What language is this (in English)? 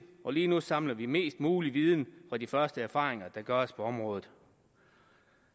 Danish